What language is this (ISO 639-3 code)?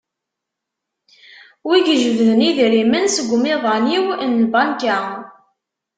kab